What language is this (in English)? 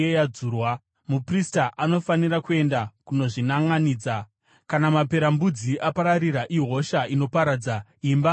Shona